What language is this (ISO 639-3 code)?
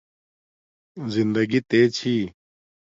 dmk